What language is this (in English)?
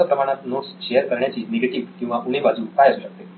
Marathi